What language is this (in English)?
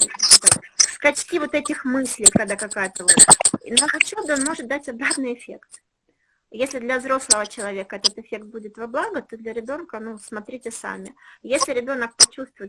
Russian